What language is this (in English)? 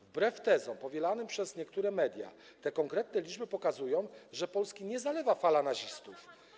Polish